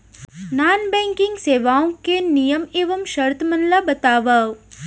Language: Chhattisgarhi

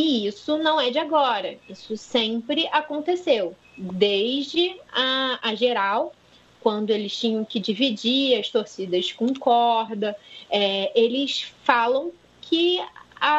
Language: Portuguese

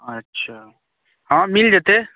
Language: Maithili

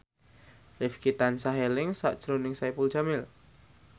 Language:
Javanese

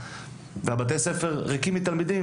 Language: Hebrew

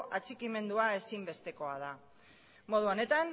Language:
Basque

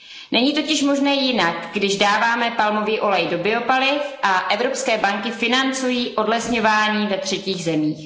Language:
Czech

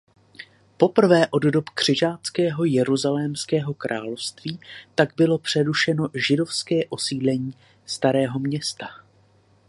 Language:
Czech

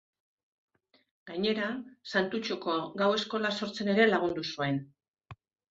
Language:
Basque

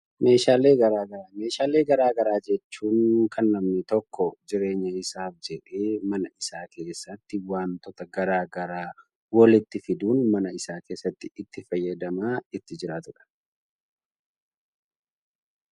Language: Oromo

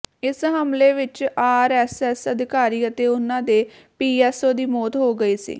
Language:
Punjabi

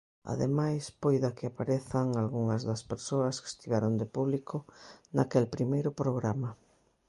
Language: Galician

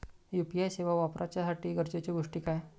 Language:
Marathi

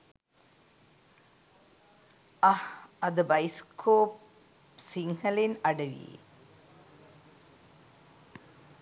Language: Sinhala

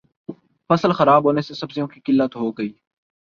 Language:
Urdu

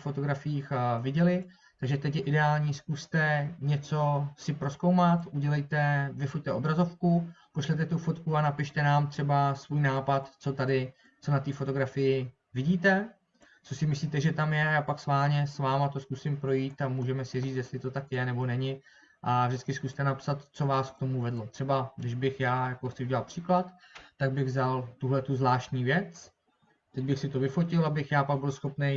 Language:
Czech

